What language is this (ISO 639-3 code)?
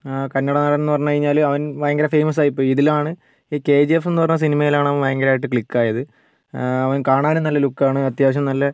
mal